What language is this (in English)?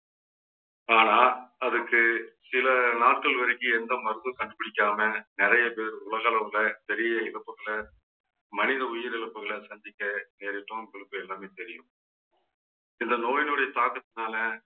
Tamil